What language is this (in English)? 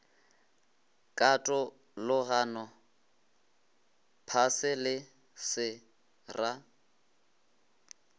Northern Sotho